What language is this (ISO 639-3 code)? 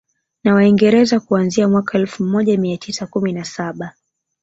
swa